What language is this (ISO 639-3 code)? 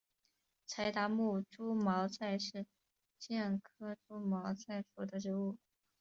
zho